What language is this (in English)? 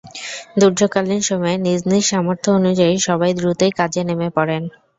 Bangla